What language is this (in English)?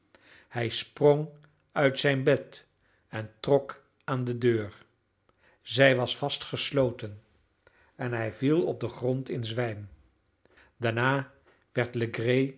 Dutch